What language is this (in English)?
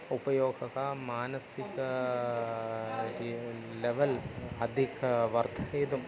Sanskrit